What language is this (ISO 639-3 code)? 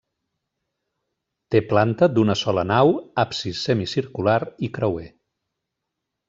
cat